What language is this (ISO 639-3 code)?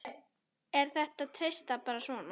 isl